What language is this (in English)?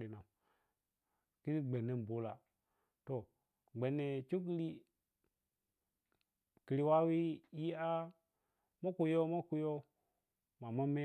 Piya-Kwonci